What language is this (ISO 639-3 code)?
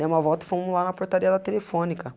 por